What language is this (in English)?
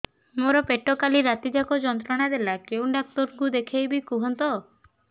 Odia